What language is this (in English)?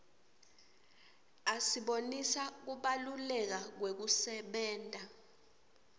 Swati